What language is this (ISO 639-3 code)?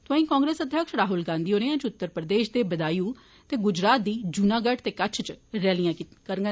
doi